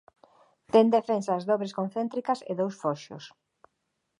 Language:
Galician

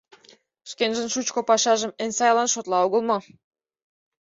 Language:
Mari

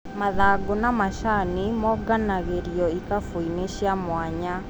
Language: Kikuyu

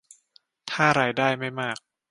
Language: Thai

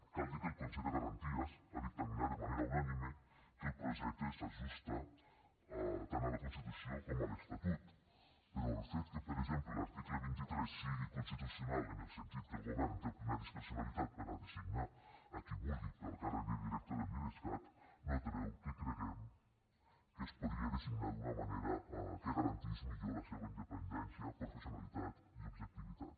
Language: Catalan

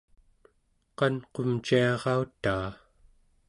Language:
Central Yupik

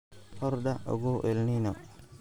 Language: Somali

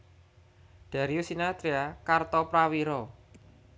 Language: Javanese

